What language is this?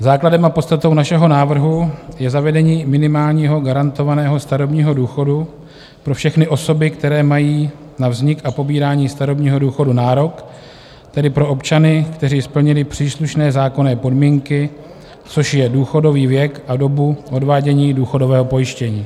Czech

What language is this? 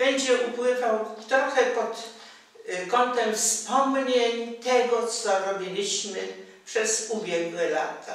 Polish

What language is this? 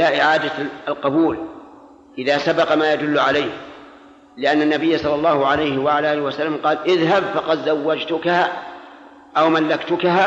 Arabic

